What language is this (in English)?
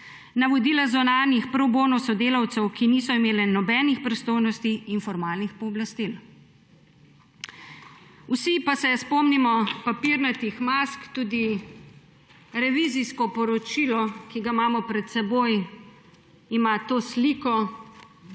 Slovenian